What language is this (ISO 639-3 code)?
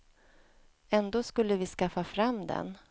swe